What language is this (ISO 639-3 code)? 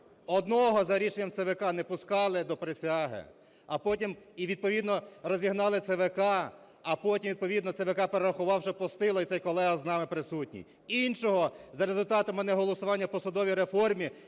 ukr